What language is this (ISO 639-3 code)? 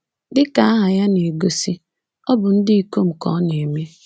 ibo